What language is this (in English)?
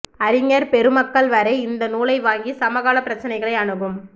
Tamil